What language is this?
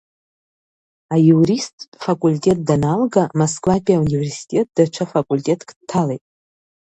Abkhazian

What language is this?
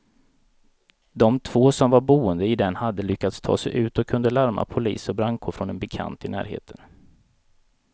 Swedish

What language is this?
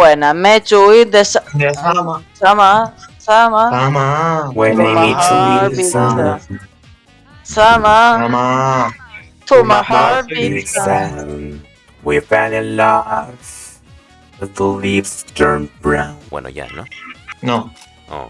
Spanish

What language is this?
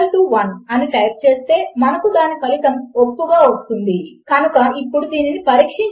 Telugu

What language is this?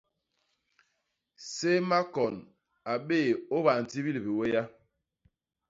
Basaa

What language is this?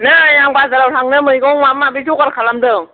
Bodo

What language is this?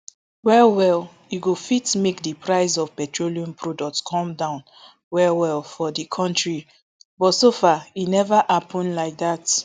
Nigerian Pidgin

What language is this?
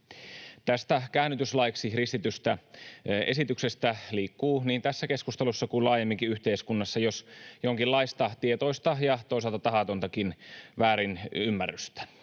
Finnish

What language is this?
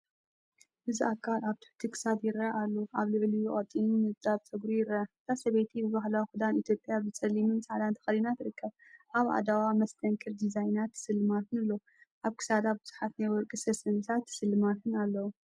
Tigrinya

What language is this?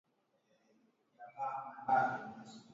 Swahili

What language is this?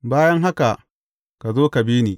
Hausa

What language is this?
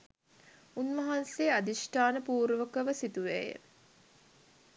Sinhala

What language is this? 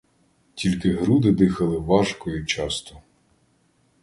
Ukrainian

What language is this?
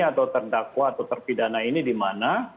Indonesian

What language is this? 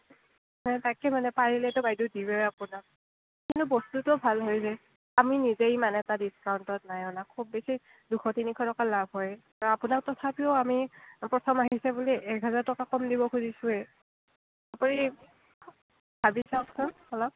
Assamese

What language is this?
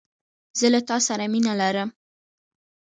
Pashto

